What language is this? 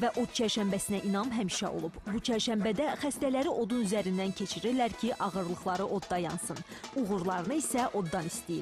Turkish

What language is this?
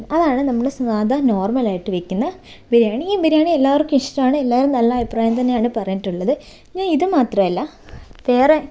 Malayalam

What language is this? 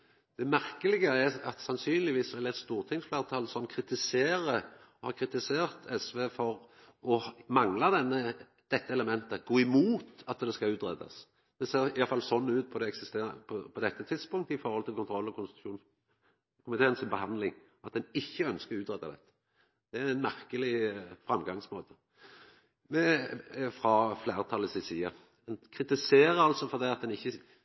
Norwegian Nynorsk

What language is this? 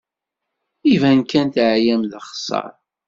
Kabyle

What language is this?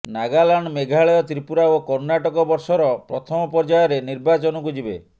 Odia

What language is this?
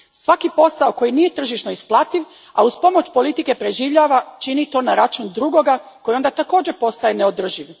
Croatian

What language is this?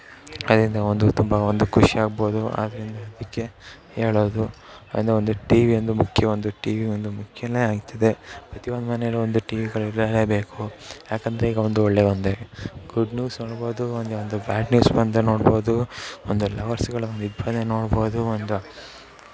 Kannada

